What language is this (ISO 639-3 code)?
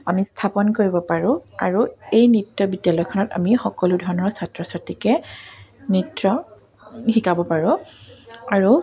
asm